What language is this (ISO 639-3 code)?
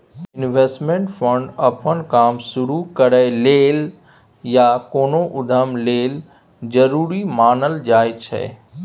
mai